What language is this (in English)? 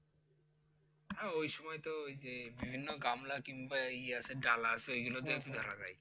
Bangla